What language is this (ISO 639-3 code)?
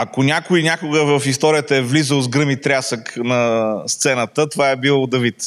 bul